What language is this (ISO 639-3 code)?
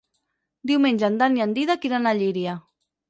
cat